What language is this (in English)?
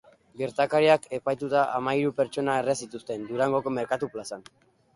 Basque